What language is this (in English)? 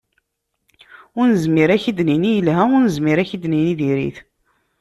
Kabyle